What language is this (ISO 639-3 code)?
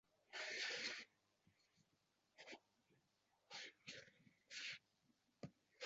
uzb